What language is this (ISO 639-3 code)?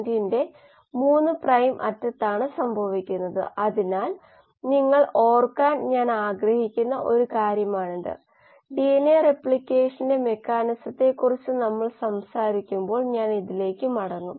mal